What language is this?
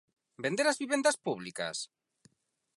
Galician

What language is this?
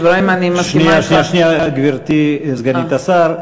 Hebrew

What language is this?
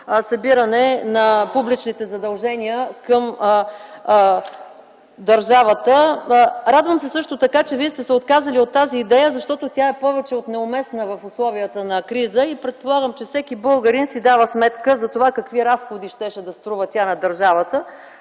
Bulgarian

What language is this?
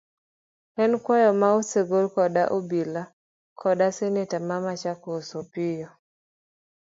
Luo (Kenya and Tanzania)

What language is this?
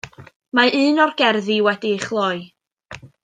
Welsh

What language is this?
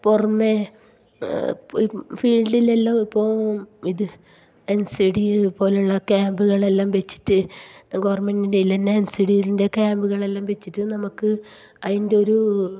Malayalam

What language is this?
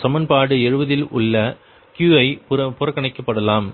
Tamil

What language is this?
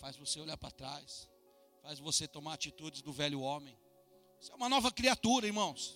Portuguese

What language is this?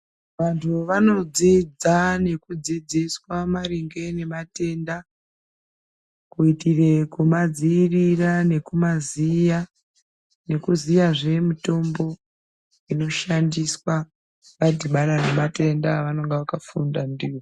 Ndau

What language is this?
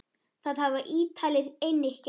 Icelandic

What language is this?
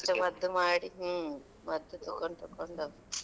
Kannada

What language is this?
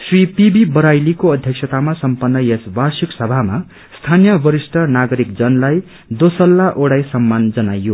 Nepali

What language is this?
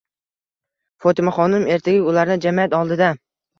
Uzbek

